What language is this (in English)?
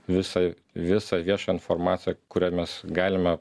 Lithuanian